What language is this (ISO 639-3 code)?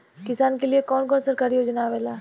bho